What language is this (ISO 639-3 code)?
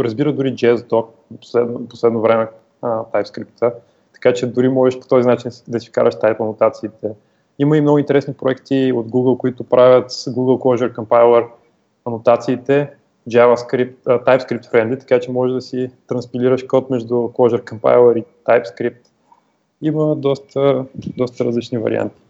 bul